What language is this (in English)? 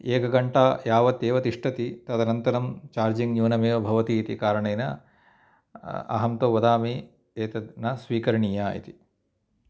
Sanskrit